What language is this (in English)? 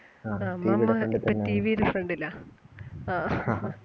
Malayalam